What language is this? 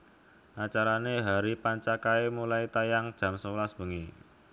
Javanese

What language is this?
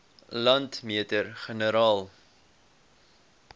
Afrikaans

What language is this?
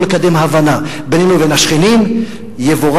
Hebrew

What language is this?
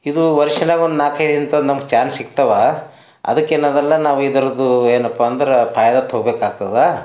Kannada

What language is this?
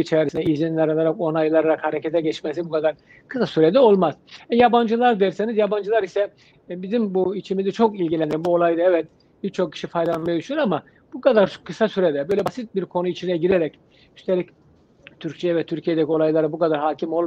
Turkish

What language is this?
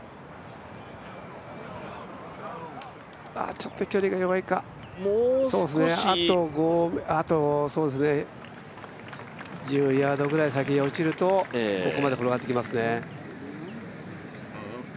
Japanese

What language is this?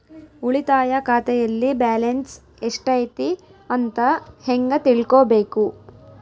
Kannada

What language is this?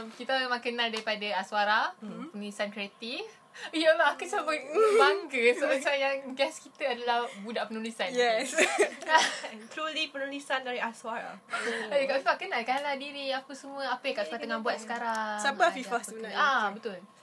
Malay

